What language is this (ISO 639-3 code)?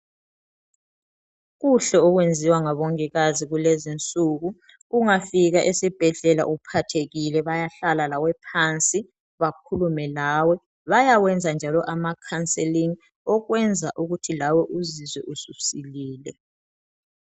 nde